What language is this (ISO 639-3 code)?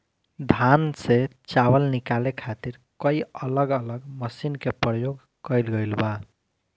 bho